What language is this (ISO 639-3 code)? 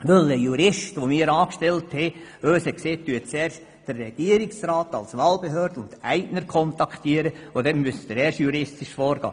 gsw